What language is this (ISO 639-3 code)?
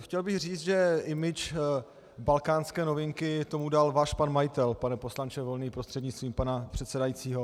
ces